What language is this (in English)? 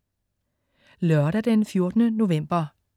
Danish